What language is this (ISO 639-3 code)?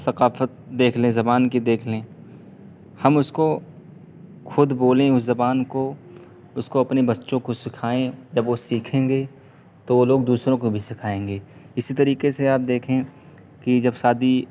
urd